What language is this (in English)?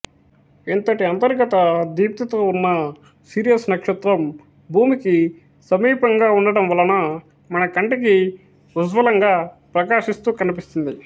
Telugu